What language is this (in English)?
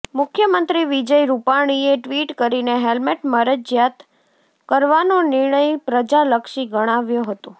Gujarati